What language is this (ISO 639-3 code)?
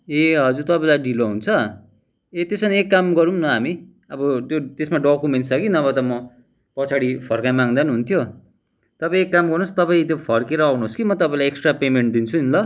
nep